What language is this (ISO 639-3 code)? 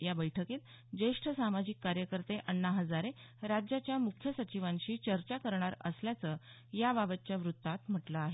mar